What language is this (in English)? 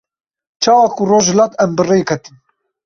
Kurdish